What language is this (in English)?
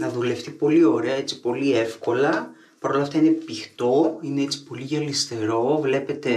Greek